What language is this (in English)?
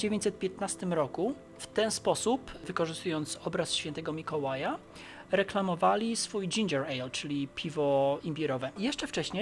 Polish